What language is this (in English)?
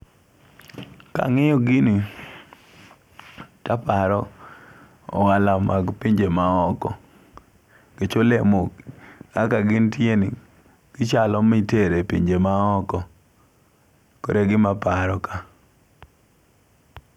Luo (Kenya and Tanzania)